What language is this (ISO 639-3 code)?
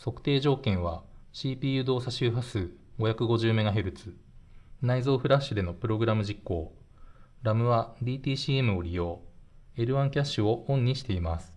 jpn